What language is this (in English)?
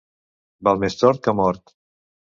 Catalan